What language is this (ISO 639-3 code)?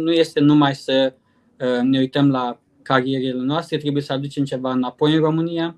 ron